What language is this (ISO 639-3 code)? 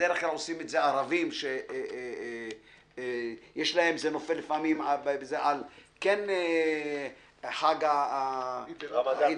heb